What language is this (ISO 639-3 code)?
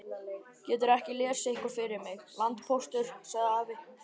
isl